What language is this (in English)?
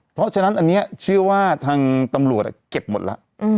Thai